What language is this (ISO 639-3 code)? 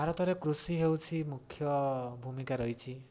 ori